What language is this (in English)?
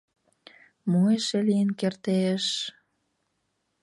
Mari